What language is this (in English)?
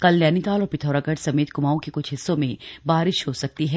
Hindi